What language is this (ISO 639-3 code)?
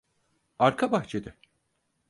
tur